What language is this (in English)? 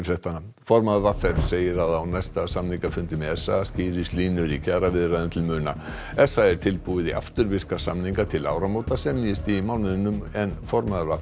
Icelandic